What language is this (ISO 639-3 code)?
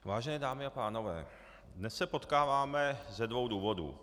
ces